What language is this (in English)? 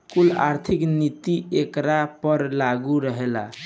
Bhojpuri